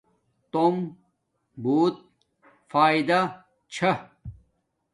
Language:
Domaaki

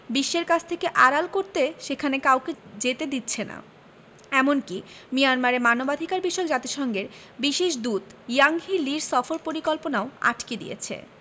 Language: Bangla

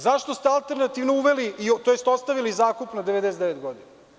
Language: Serbian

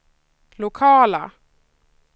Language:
Swedish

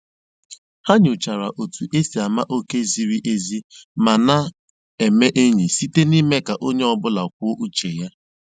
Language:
Igbo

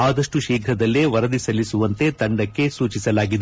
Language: Kannada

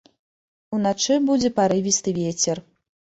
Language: Belarusian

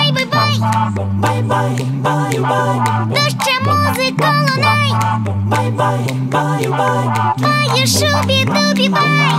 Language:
Ukrainian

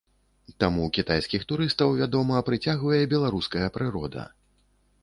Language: Belarusian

